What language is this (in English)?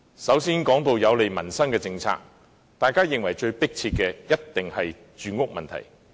Cantonese